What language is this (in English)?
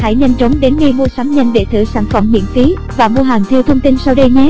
Vietnamese